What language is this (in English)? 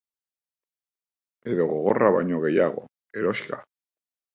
Basque